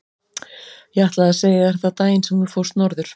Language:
Icelandic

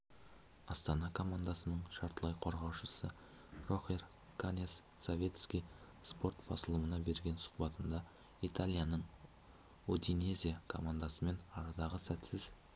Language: Kazakh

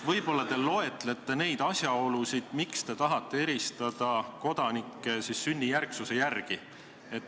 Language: Estonian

